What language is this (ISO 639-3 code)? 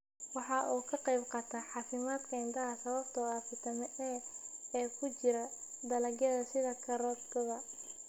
som